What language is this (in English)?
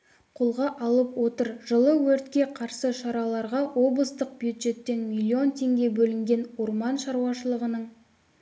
Kazakh